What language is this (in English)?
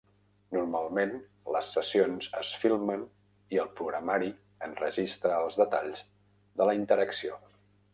Catalan